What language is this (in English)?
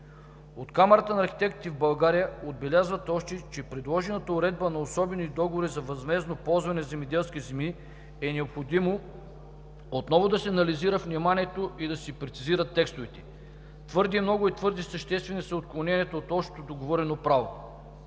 Bulgarian